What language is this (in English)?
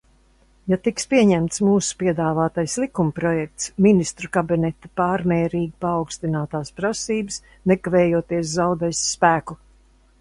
Latvian